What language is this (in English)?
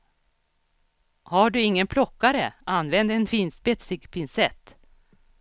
Swedish